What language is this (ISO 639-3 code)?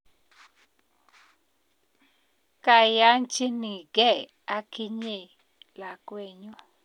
kln